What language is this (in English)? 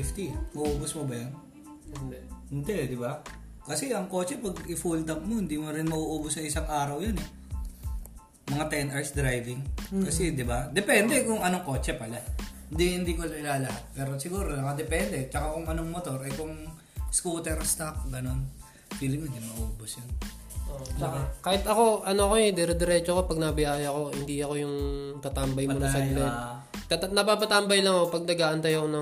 Filipino